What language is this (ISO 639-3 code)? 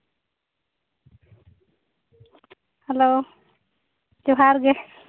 sat